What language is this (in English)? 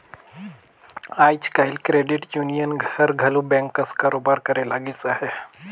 Chhattisgarhi